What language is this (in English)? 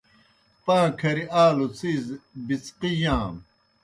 Kohistani Shina